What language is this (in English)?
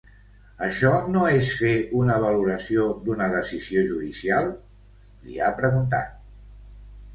Catalan